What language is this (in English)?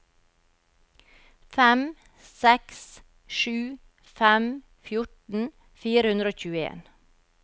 Norwegian